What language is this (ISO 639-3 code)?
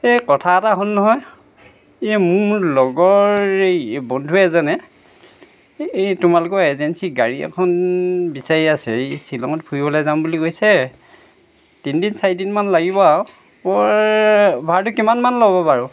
asm